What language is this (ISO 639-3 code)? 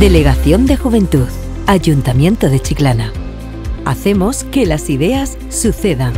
spa